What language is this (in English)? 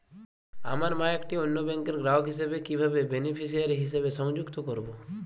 Bangla